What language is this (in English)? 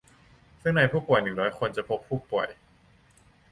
Thai